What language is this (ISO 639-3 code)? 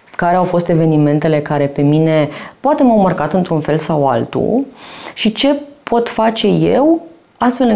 ron